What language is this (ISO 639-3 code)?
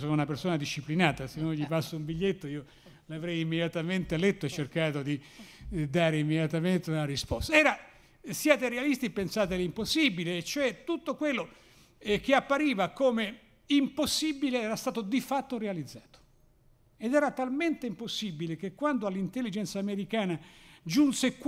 ita